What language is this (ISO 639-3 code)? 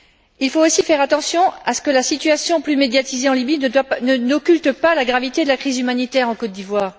fra